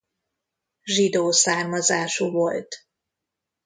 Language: Hungarian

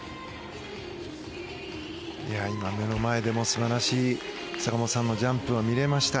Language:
Japanese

